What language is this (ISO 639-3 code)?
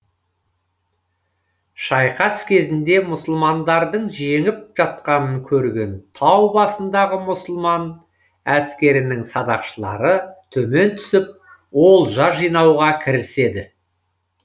kaz